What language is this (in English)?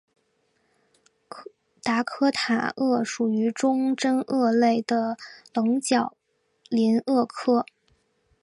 Chinese